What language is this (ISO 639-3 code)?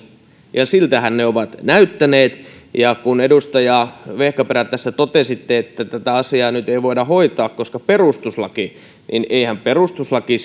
fin